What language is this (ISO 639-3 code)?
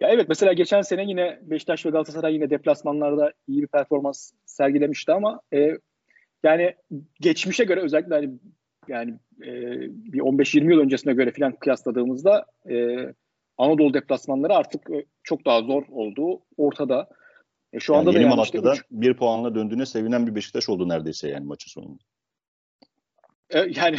tur